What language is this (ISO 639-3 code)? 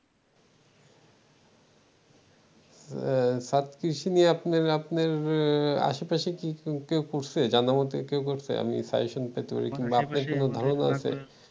ben